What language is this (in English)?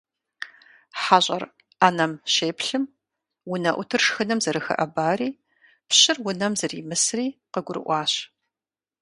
Kabardian